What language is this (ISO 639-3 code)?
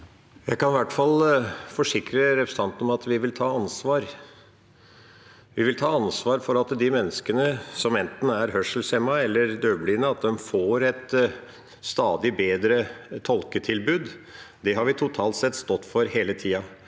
nor